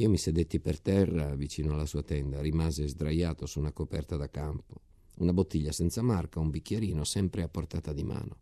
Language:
Italian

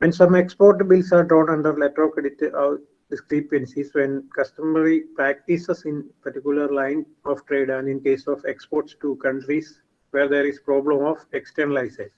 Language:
English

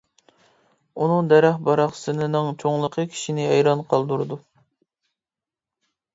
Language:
Uyghur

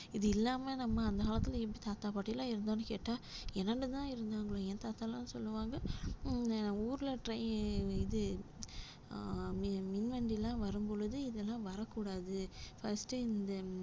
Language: Tamil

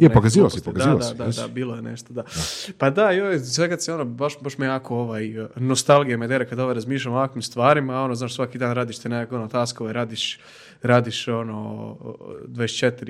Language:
Croatian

